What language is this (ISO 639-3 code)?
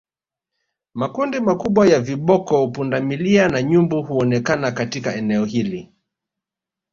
swa